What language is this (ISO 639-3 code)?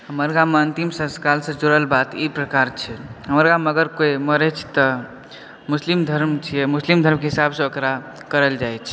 mai